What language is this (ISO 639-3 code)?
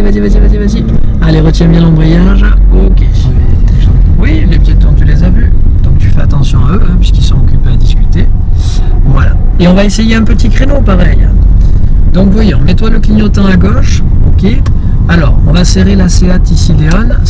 fra